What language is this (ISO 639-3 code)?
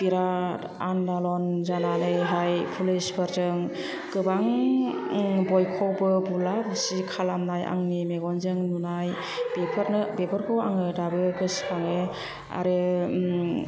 brx